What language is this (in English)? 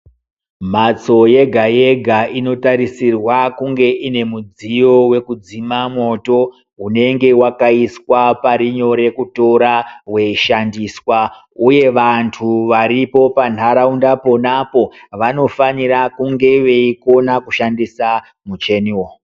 Ndau